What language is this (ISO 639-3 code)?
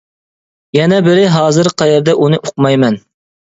uig